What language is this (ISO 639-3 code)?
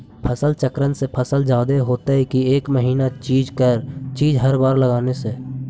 mag